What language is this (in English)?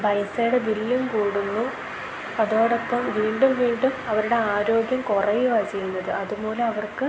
Malayalam